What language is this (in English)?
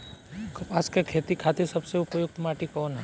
Bhojpuri